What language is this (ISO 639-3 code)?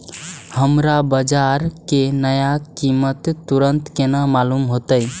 mai